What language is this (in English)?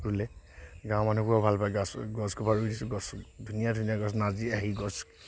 Assamese